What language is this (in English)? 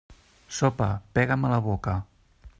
Catalan